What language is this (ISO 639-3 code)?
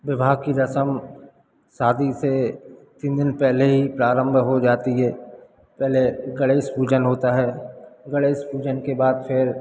hin